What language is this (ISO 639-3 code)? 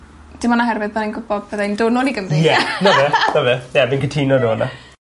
cym